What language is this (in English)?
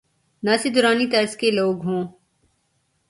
Urdu